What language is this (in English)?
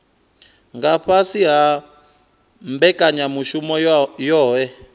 Venda